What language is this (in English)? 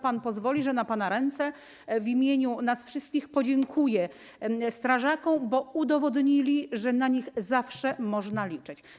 Polish